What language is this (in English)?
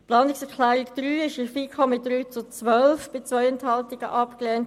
Swiss German